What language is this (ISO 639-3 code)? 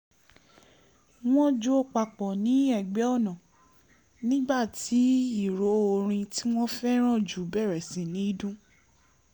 yor